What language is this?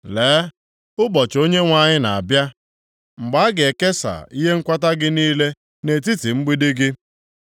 Igbo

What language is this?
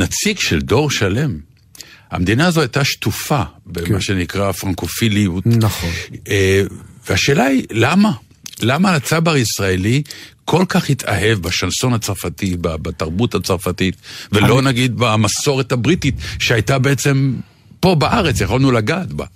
Hebrew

